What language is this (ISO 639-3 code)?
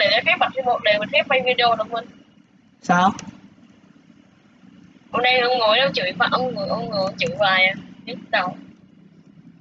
vie